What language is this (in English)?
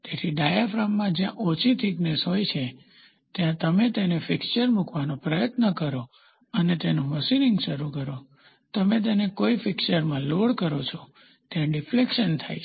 Gujarati